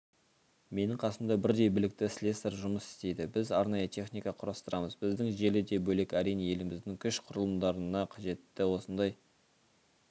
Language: Kazakh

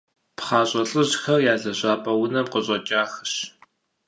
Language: Kabardian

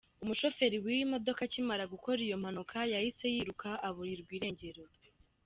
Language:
Kinyarwanda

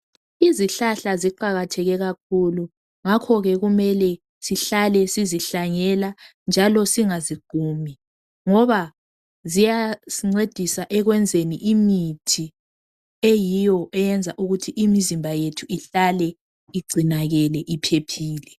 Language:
North Ndebele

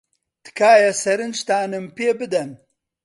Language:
Central Kurdish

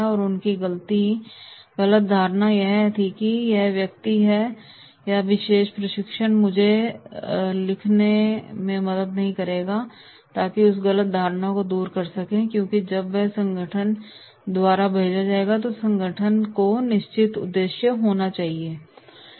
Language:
Hindi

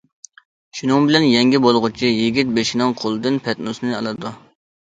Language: Uyghur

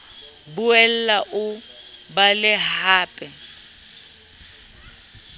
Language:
Southern Sotho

